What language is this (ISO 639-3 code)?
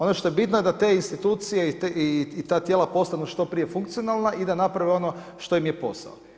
hrv